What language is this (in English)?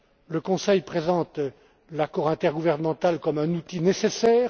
French